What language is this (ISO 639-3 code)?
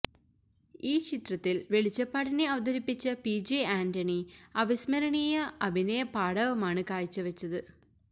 mal